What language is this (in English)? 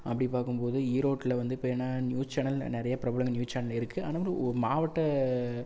Tamil